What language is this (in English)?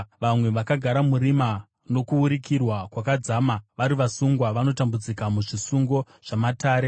Shona